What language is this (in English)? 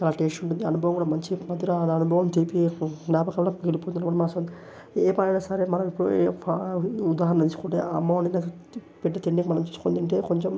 Telugu